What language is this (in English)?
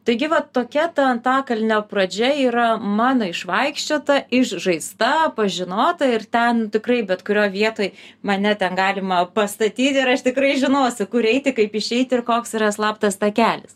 Lithuanian